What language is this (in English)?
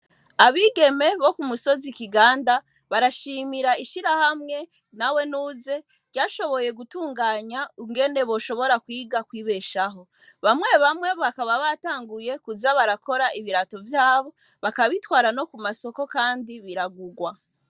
Rundi